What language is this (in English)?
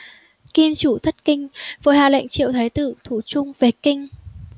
Vietnamese